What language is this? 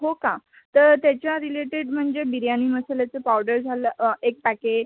Marathi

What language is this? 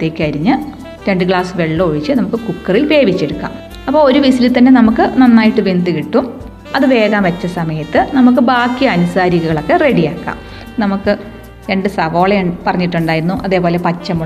Malayalam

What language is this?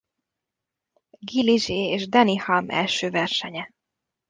Hungarian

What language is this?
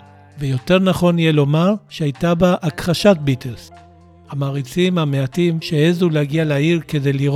Hebrew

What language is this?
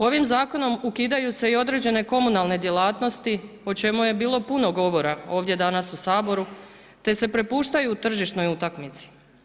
Croatian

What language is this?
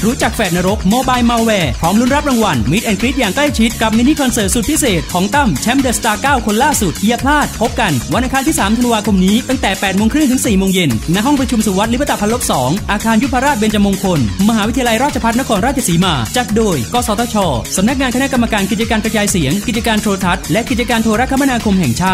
Thai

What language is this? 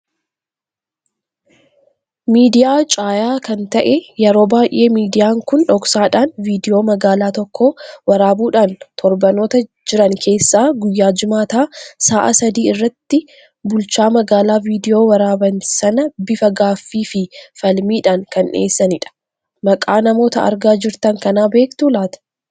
Oromo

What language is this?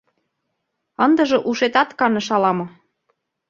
Mari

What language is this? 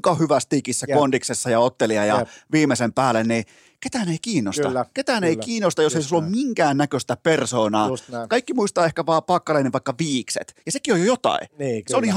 Finnish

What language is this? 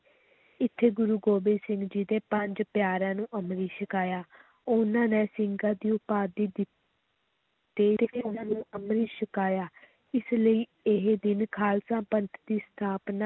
Punjabi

